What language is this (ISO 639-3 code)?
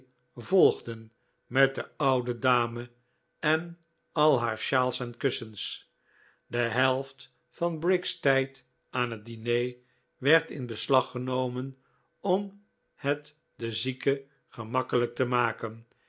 nld